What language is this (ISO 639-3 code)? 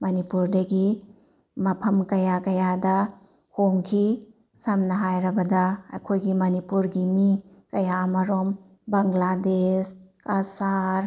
mni